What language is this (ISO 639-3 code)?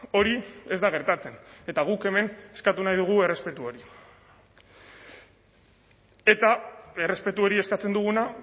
eus